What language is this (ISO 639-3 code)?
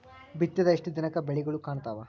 kan